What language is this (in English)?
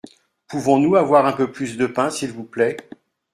French